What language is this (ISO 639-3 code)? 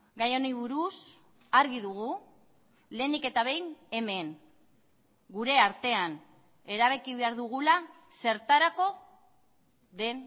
eus